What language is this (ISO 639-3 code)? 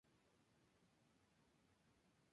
spa